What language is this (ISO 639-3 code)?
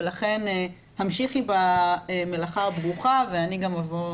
heb